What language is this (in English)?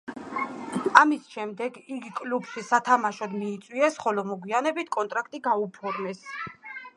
Georgian